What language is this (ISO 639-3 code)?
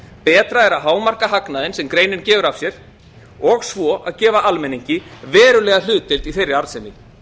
isl